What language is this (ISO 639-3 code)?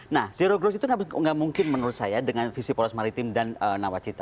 ind